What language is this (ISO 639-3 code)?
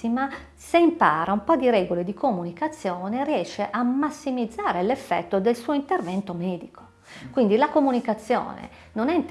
ita